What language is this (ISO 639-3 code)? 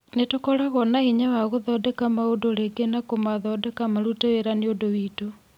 kik